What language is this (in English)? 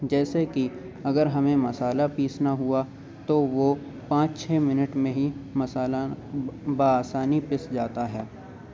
Urdu